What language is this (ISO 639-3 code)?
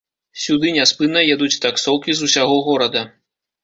bel